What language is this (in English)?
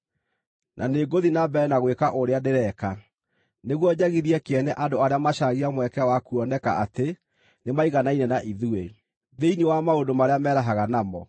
Kikuyu